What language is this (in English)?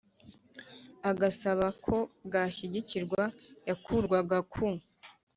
Kinyarwanda